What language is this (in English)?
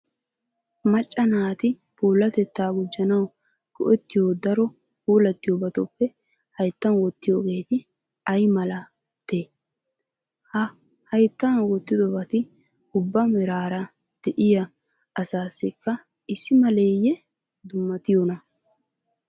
Wolaytta